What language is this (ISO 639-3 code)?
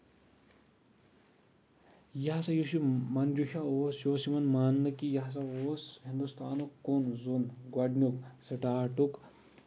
kas